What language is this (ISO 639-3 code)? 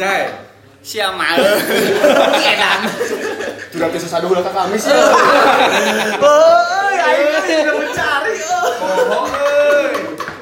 ind